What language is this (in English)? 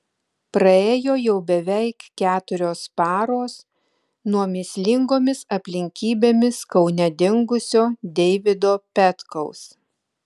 Lithuanian